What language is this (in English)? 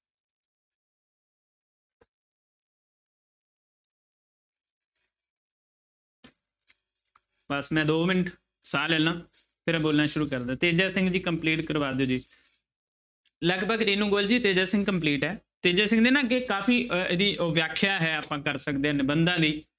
Punjabi